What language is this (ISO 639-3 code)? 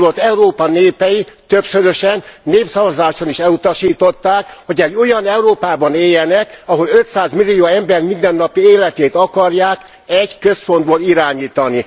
hun